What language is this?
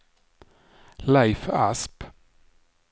Swedish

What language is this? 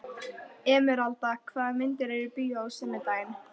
Icelandic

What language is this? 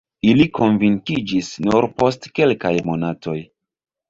Esperanto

